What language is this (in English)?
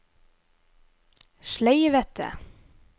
Norwegian